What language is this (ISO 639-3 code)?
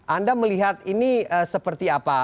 ind